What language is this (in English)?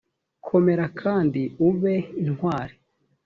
Kinyarwanda